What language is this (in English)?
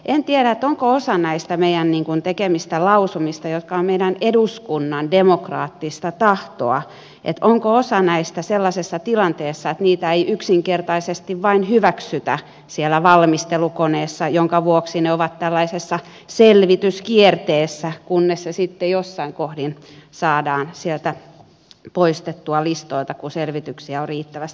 Finnish